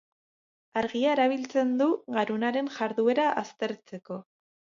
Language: Basque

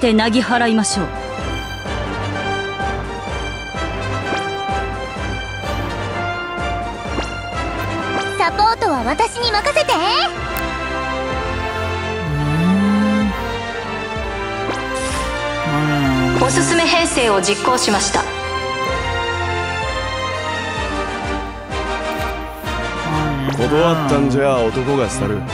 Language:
Japanese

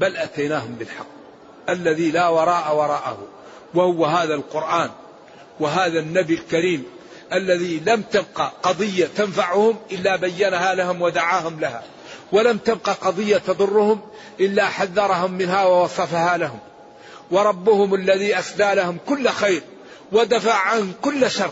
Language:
Arabic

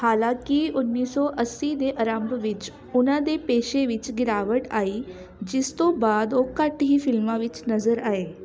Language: Punjabi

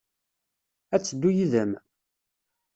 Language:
Kabyle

